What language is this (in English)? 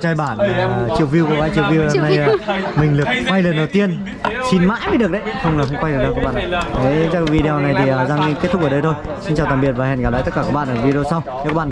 Vietnamese